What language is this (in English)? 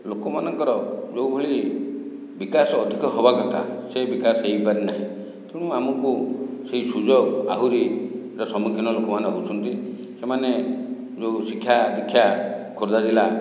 Odia